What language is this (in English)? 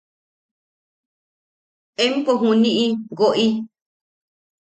Yaqui